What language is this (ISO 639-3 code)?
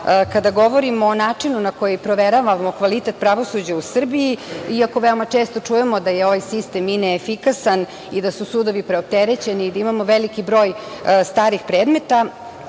srp